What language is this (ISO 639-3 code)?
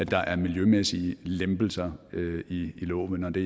dan